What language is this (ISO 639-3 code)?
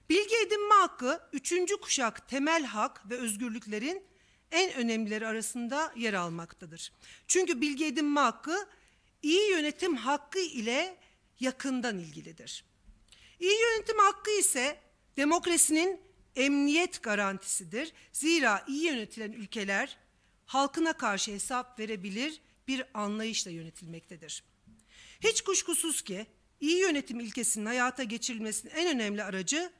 tur